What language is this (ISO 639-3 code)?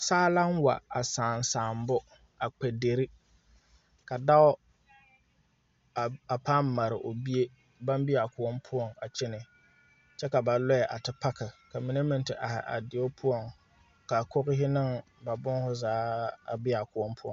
dga